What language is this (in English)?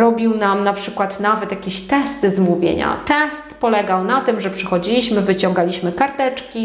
Polish